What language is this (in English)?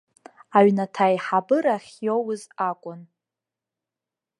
Abkhazian